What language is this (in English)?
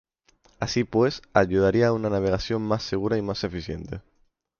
Spanish